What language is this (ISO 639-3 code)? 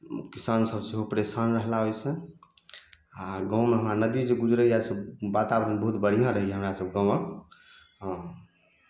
mai